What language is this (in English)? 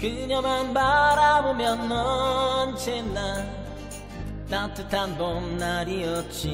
Korean